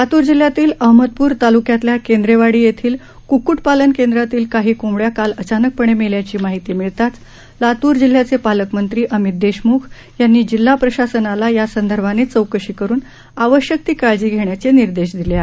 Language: Marathi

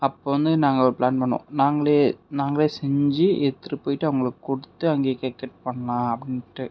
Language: Tamil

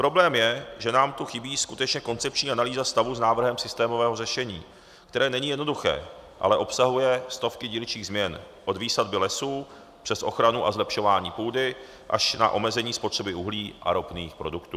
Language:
Czech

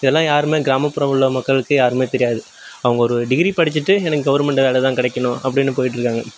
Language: Tamil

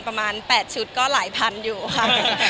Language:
Thai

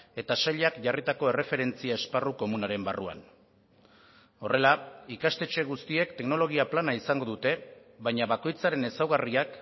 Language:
Basque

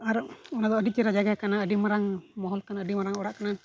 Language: Santali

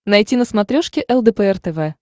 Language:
Russian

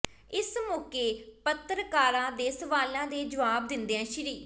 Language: Punjabi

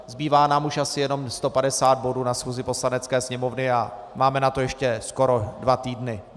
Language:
Czech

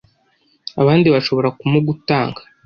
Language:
Kinyarwanda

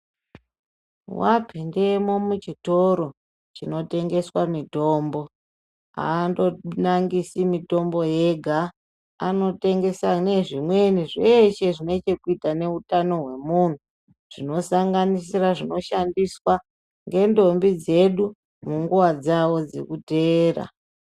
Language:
Ndau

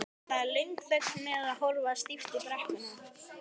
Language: Icelandic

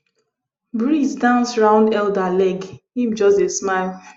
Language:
Nigerian Pidgin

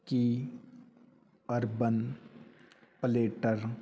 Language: Punjabi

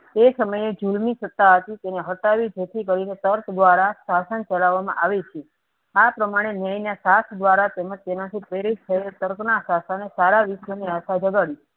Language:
Gujarati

